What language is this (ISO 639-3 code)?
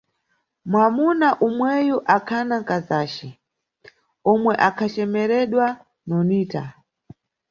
nyu